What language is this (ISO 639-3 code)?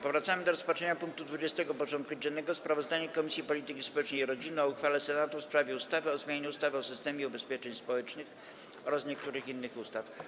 pol